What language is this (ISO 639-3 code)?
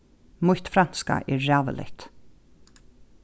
fao